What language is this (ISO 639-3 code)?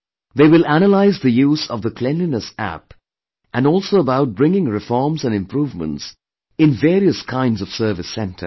eng